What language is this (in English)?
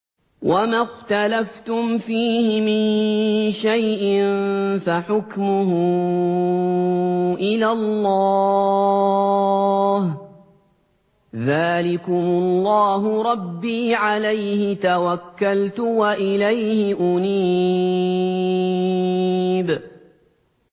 Arabic